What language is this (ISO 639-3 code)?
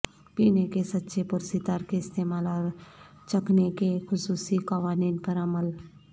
urd